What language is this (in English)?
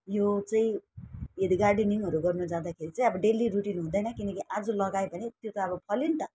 Nepali